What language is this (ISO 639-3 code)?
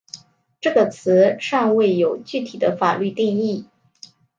zho